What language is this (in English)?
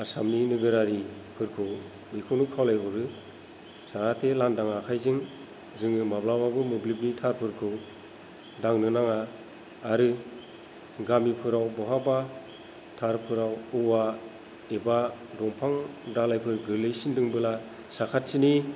Bodo